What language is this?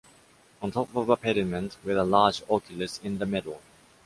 English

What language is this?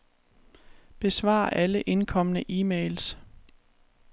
Danish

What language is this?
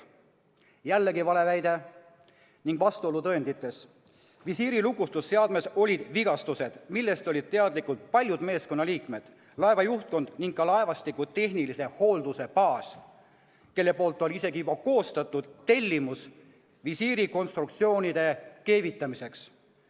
Estonian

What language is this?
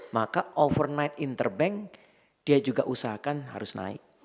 Indonesian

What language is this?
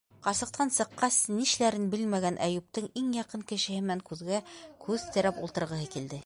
Bashkir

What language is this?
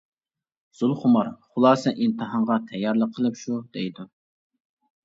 Uyghur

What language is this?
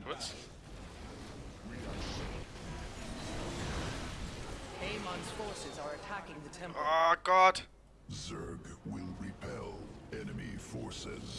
German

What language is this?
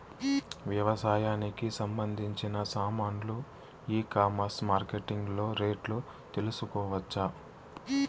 Telugu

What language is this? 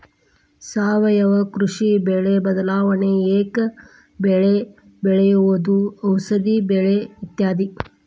Kannada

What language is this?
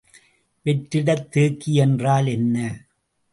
Tamil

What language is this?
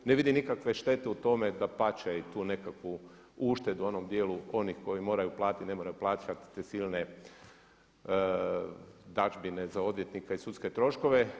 Croatian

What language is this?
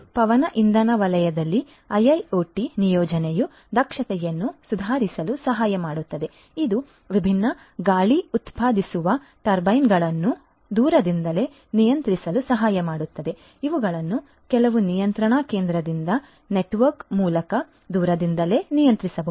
Kannada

